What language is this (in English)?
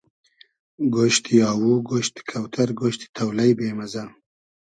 Hazaragi